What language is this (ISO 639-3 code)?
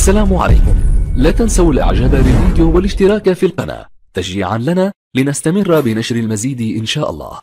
ara